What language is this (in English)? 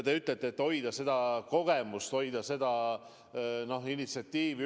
Estonian